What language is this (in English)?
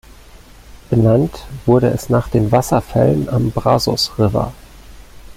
German